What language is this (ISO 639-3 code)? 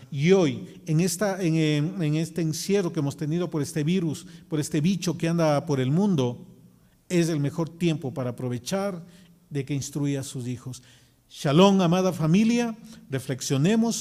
spa